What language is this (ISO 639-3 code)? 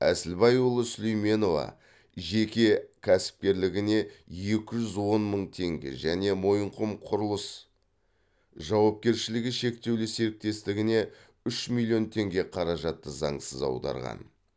kaz